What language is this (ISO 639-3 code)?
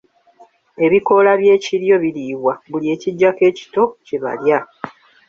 lug